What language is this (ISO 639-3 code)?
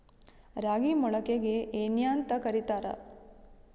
kan